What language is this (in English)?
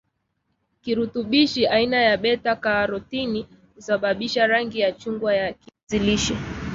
Swahili